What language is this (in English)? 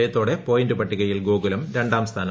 Malayalam